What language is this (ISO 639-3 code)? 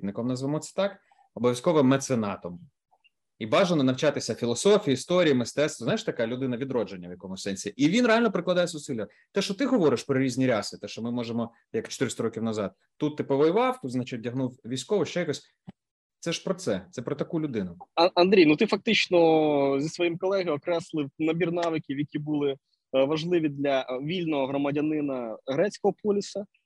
ukr